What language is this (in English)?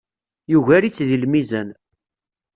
Kabyle